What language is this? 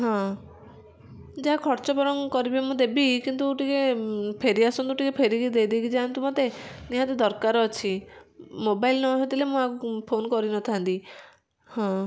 Odia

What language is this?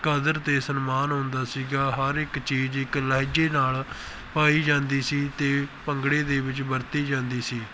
Punjabi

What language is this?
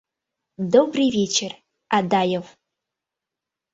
Mari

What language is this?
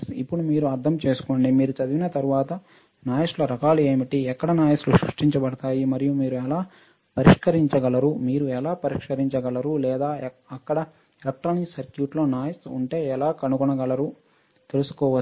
Telugu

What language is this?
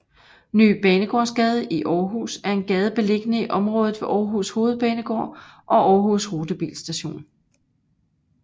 Danish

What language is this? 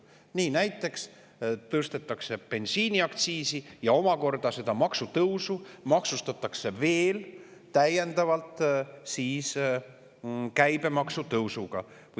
Estonian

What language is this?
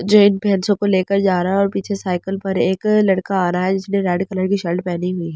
Hindi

